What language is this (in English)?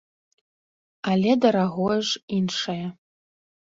Belarusian